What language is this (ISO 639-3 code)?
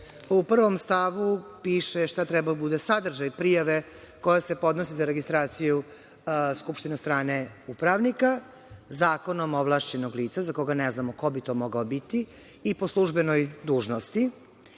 srp